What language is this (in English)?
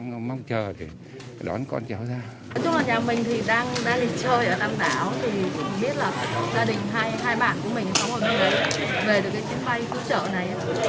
Vietnamese